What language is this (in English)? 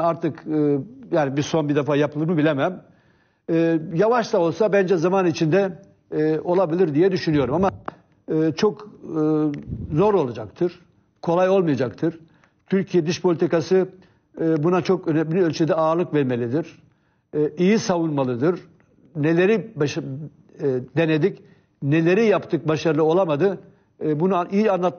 Turkish